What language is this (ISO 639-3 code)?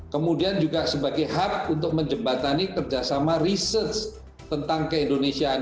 ind